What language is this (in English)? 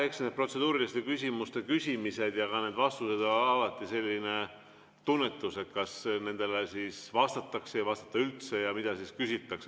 Estonian